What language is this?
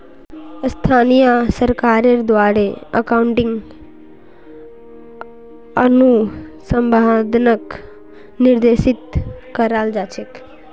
Magahi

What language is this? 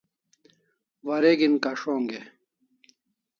Kalasha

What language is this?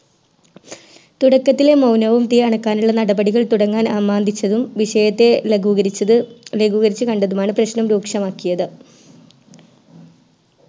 Malayalam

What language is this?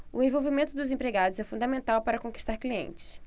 Portuguese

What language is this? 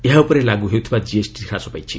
Odia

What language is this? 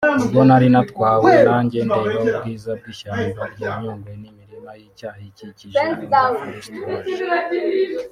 Kinyarwanda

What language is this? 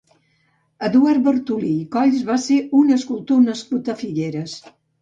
Catalan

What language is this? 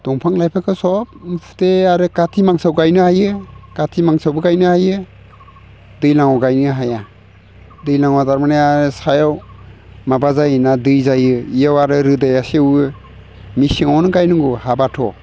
Bodo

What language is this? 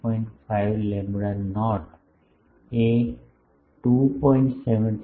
Gujarati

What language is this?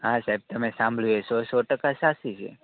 Gujarati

